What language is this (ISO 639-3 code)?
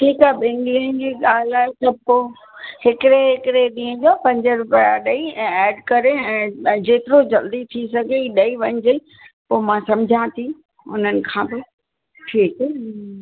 snd